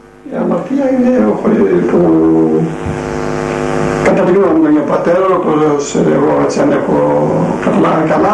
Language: Greek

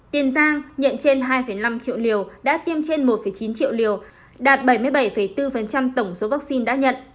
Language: Vietnamese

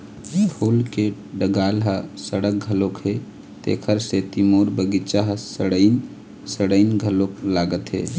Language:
Chhattisgarhi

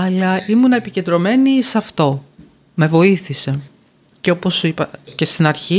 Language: Greek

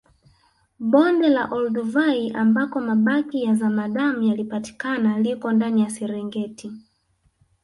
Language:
Swahili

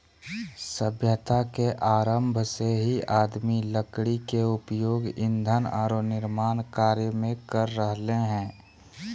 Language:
Magahi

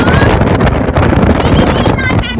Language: Thai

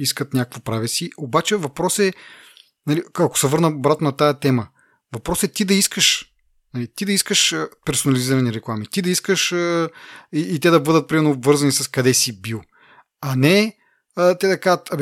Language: Bulgarian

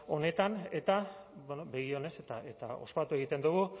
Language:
Basque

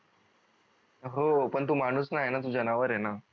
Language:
Marathi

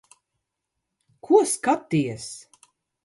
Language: Latvian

